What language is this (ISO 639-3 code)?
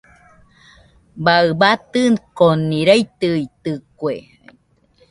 hux